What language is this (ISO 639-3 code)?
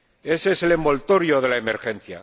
spa